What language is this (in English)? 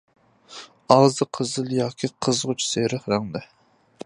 Uyghur